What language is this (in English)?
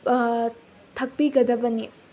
Manipuri